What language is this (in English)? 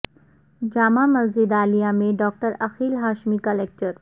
Urdu